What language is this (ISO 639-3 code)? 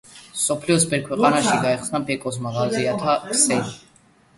kat